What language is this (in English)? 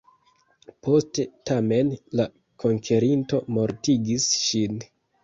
Esperanto